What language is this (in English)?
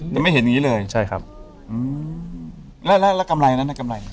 Thai